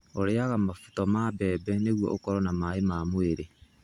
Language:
Kikuyu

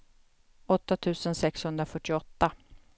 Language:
Swedish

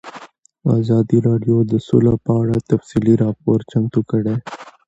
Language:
Pashto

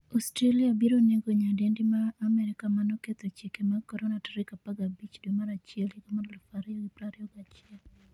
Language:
Luo (Kenya and Tanzania)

